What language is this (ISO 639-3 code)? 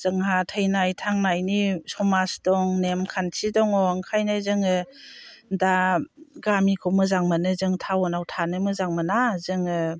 brx